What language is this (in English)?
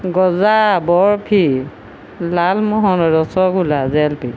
Assamese